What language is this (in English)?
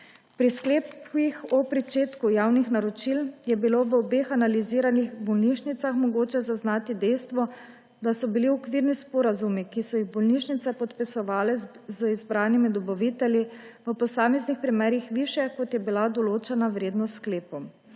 Slovenian